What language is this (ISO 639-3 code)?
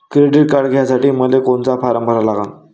mar